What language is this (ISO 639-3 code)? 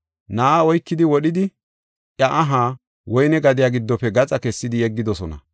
gof